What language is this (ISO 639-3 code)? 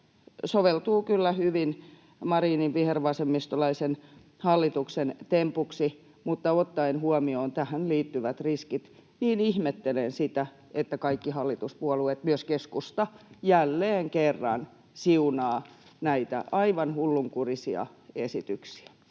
fin